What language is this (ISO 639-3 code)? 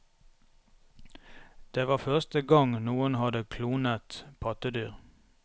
nor